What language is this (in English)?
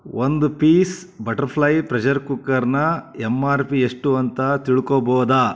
Kannada